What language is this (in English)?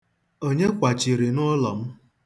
Igbo